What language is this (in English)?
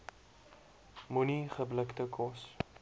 Afrikaans